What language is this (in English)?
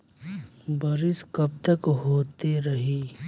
Bhojpuri